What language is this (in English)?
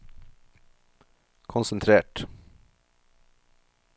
Norwegian